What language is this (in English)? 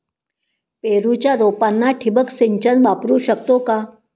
Marathi